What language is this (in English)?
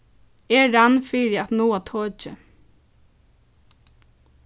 Faroese